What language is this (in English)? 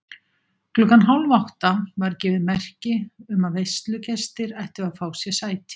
Icelandic